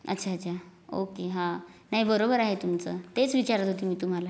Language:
Marathi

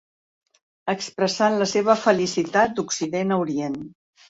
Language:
Catalan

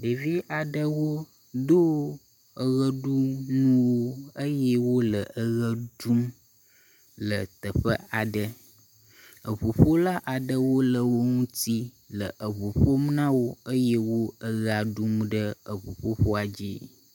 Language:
Ewe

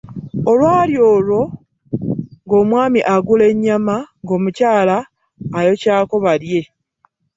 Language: Ganda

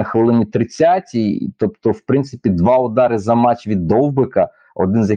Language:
Ukrainian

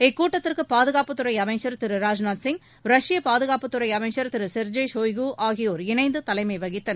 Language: Tamil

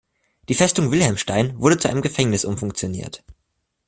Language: German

